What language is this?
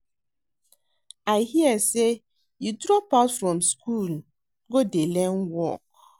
Nigerian Pidgin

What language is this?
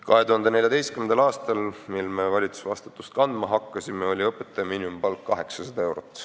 Estonian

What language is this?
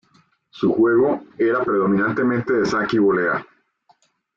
Spanish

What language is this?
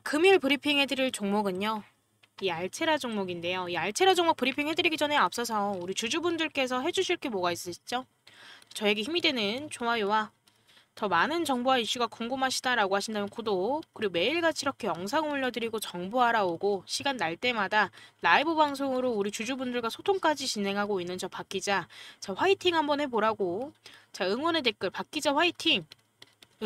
Korean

